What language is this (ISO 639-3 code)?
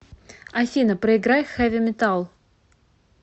rus